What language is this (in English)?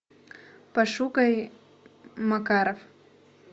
Russian